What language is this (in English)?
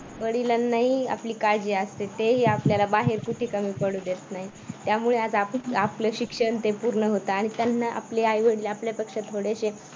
Marathi